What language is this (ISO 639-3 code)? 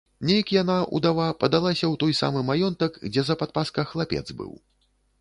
bel